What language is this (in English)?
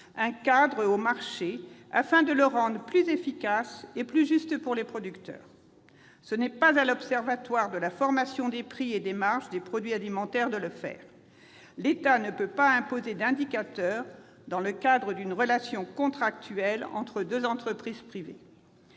French